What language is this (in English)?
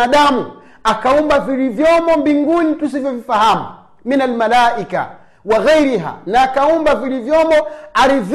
Swahili